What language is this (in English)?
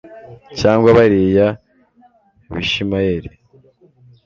Kinyarwanda